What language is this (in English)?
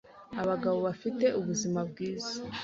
Kinyarwanda